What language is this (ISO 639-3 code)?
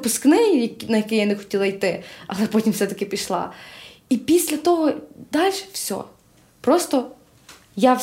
ukr